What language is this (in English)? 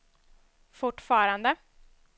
Swedish